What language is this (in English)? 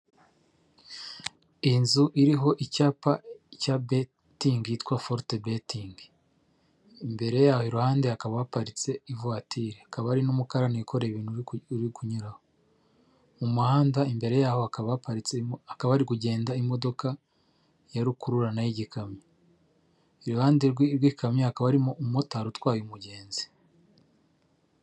Kinyarwanda